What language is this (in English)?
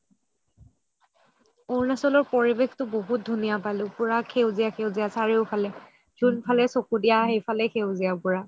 Assamese